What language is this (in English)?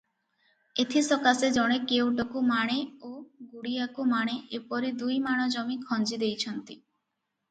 Odia